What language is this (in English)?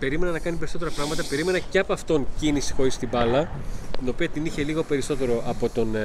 Greek